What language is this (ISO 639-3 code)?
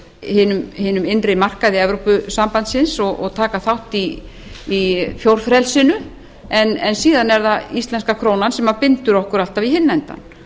isl